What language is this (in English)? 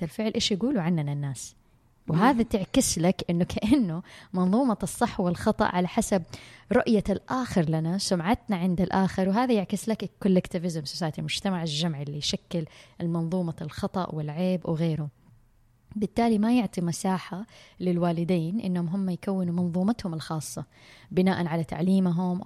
Arabic